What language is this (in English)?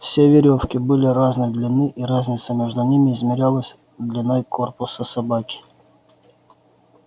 Russian